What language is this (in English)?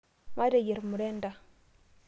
Masai